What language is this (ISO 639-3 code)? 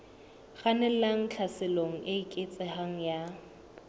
sot